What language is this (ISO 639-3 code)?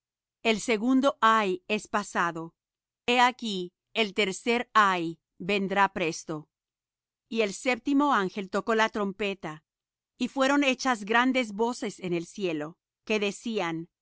spa